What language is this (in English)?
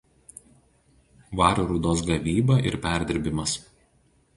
Lithuanian